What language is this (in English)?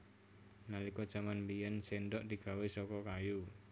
Javanese